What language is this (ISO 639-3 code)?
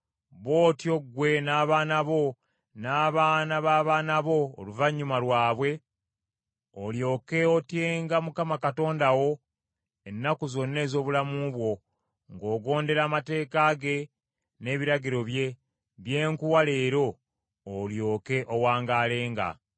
lug